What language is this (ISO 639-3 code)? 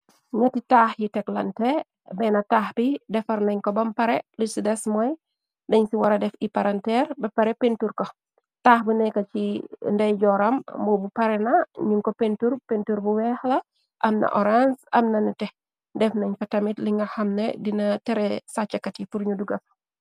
wol